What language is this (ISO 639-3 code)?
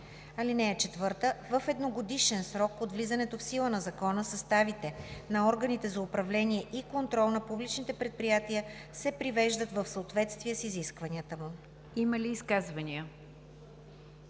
bul